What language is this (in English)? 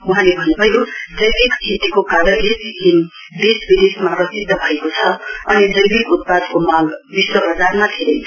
Nepali